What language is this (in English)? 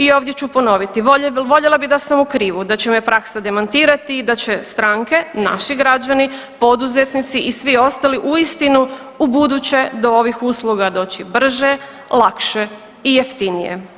Croatian